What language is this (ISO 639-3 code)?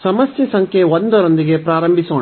kan